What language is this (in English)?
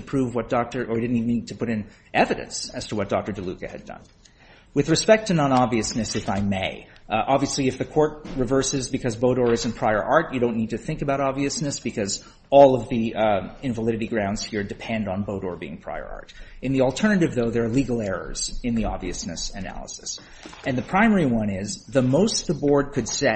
English